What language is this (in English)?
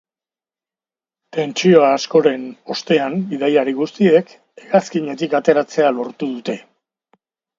Basque